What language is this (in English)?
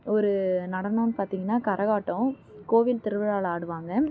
Tamil